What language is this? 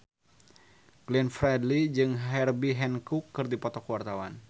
Sundanese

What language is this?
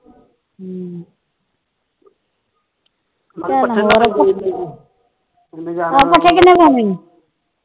Punjabi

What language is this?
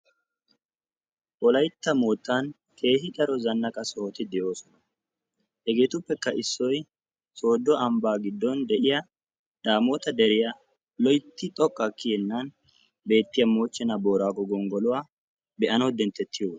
Wolaytta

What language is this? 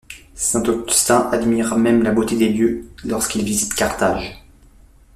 French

